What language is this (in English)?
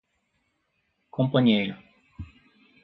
Portuguese